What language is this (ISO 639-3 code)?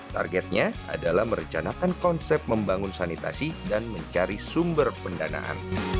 ind